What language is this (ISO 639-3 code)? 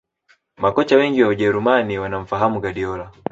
swa